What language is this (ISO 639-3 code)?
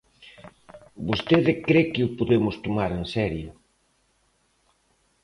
glg